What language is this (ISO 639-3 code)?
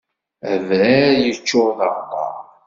kab